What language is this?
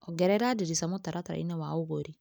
Kikuyu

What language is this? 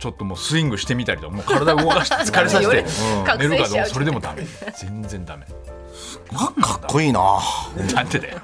Japanese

